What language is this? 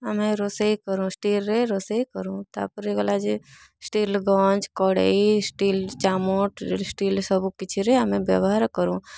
Odia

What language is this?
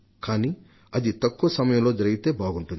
Telugu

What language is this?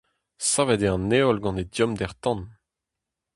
Breton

